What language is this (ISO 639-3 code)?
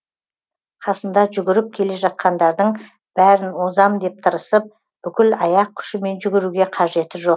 kaz